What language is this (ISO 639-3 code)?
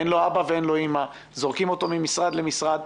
heb